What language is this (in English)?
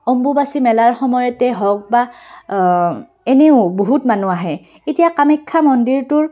Assamese